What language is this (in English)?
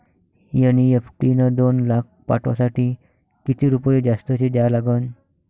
Marathi